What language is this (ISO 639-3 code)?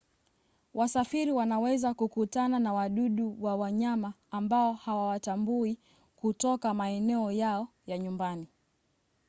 swa